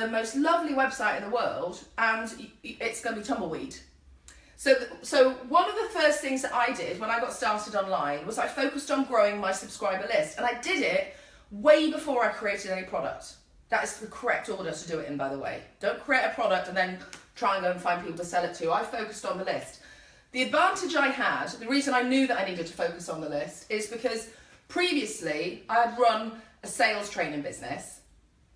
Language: English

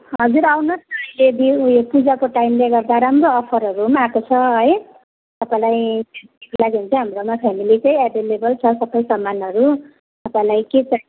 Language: Nepali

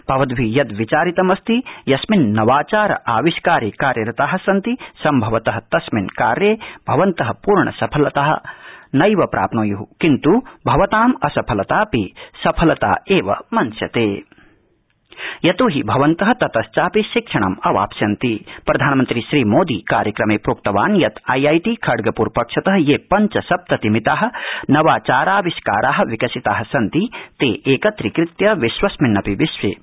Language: Sanskrit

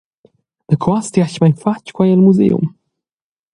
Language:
Romansh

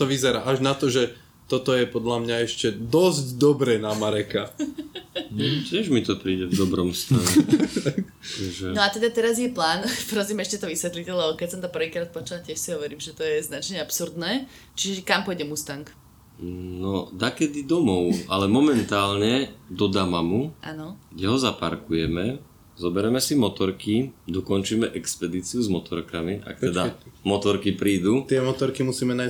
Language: Slovak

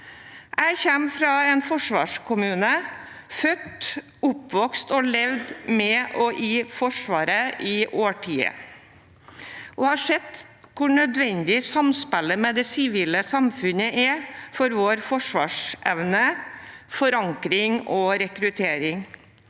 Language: Norwegian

